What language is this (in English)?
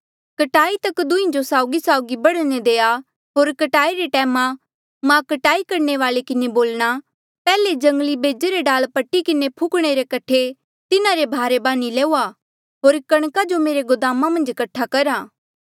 Mandeali